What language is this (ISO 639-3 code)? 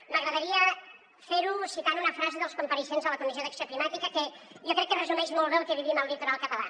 cat